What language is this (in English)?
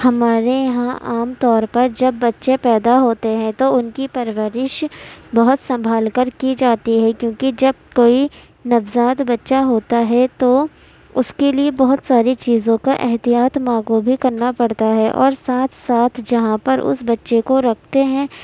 Urdu